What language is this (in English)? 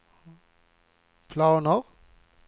Swedish